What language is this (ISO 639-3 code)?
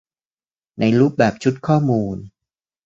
tha